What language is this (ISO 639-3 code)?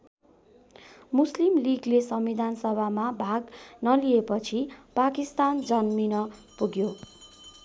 nep